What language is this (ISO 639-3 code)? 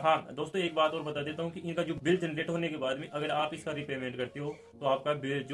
hin